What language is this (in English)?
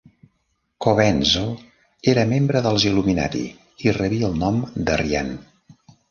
Catalan